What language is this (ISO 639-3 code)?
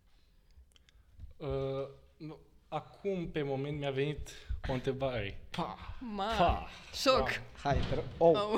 ron